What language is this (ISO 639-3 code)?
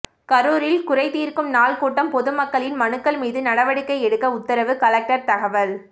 tam